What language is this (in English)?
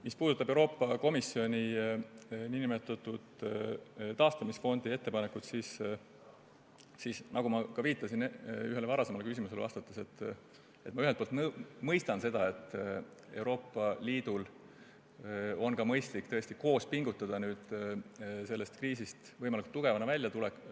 Estonian